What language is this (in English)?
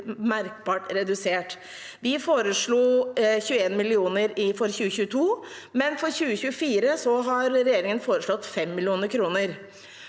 Norwegian